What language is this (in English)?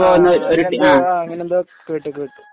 Malayalam